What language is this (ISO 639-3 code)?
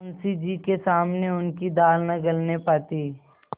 hin